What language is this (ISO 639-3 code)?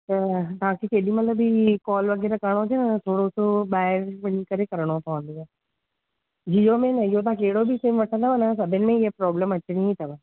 snd